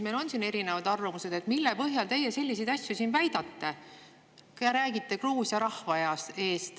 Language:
Estonian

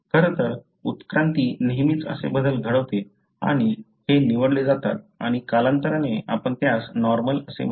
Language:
Marathi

